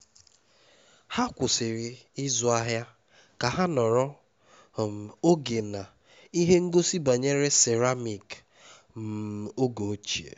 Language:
Igbo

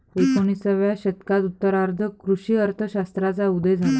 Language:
Marathi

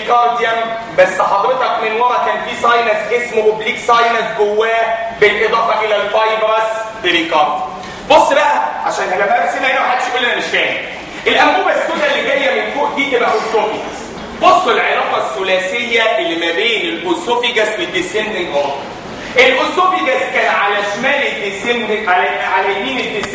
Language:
Arabic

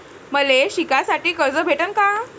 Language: Marathi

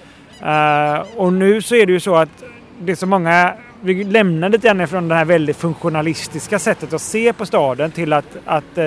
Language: Swedish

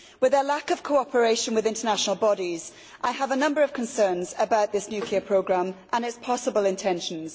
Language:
English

